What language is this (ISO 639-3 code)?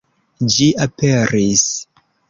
epo